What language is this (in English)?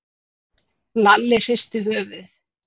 Icelandic